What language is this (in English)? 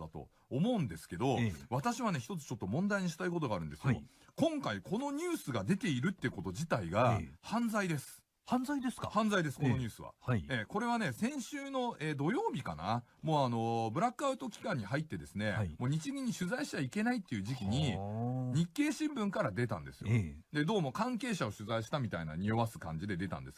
Japanese